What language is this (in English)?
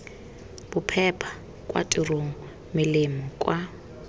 Tswana